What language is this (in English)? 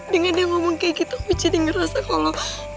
Indonesian